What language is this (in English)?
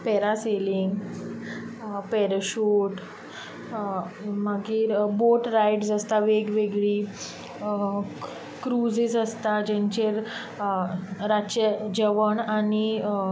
Konkani